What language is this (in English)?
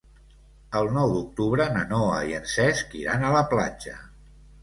Catalan